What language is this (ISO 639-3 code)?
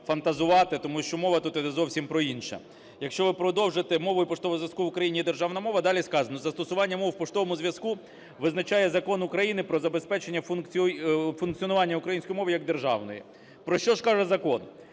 ukr